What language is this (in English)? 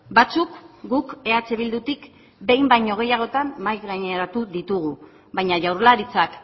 Basque